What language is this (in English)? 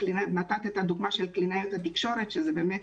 Hebrew